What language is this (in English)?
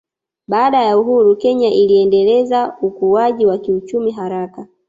Swahili